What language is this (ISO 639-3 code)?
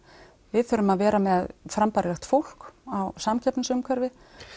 isl